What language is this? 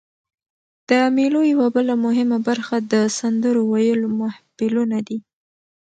Pashto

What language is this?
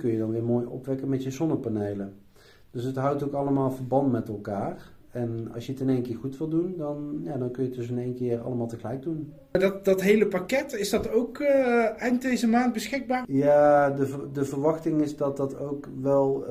Dutch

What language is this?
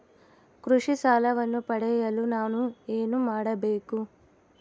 Kannada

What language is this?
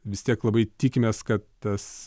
Lithuanian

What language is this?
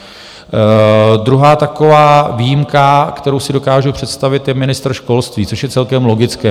Czech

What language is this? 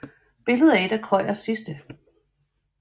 Danish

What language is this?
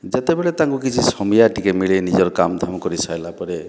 Odia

